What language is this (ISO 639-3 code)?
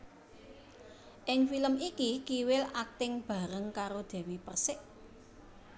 jav